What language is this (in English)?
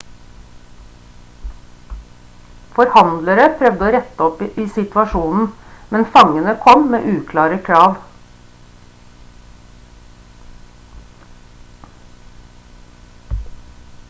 Norwegian Bokmål